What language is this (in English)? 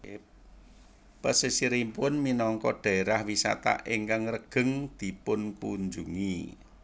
Javanese